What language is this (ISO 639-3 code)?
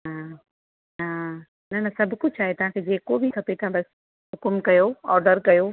snd